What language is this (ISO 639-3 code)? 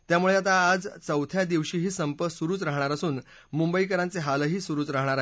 mar